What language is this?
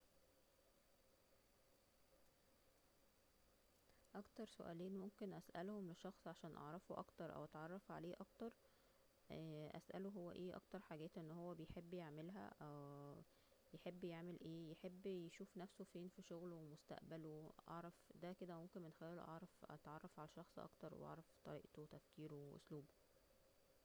Egyptian Arabic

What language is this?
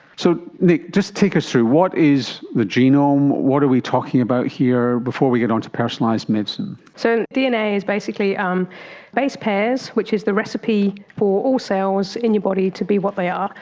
English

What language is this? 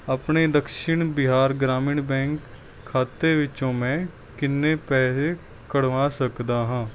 Punjabi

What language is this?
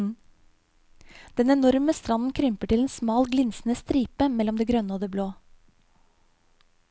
Norwegian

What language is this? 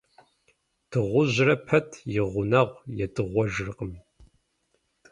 Kabardian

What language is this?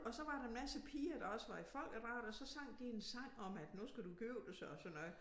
Danish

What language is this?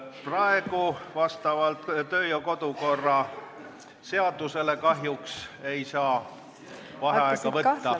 Estonian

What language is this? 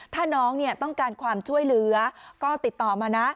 Thai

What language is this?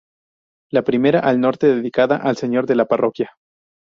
Spanish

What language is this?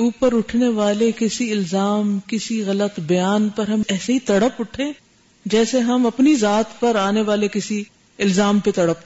Urdu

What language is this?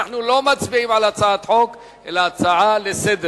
Hebrew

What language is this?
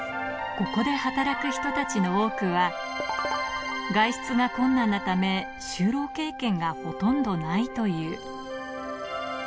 Japanese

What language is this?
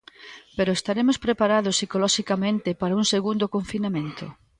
Galician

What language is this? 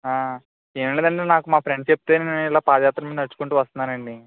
Telugu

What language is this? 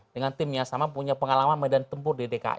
Indonesian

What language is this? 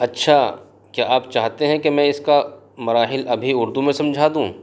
Urdu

